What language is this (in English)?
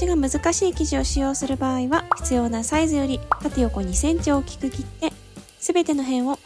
Japanese